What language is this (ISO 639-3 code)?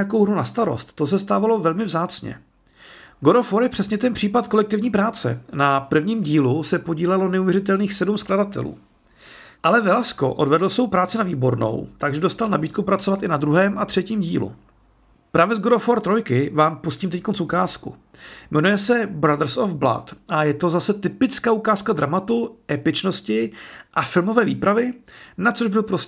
ces